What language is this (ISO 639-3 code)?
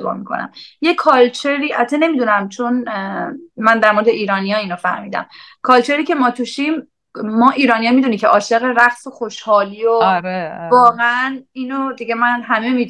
fas